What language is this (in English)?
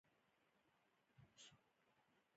Pashto